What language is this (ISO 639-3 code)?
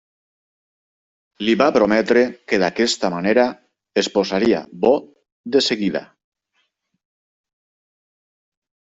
cat